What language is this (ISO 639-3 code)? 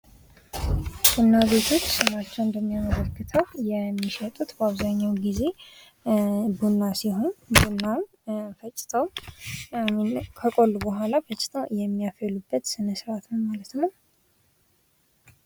amh